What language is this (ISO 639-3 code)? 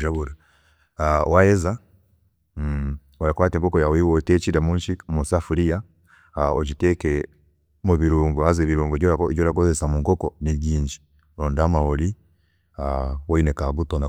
cgg